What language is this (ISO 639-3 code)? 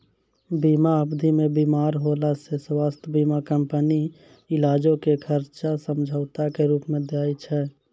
mai